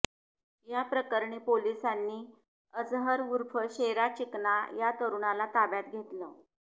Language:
Marathi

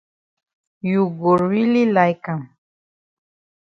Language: Cameroon Pidgin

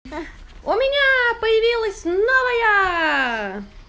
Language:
Russian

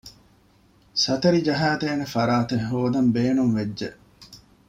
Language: Divehi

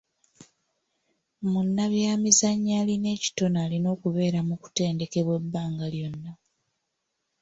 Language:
Ganda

